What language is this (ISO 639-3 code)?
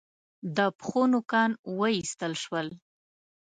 pus